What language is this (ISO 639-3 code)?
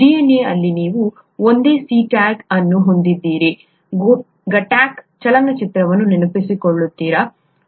kan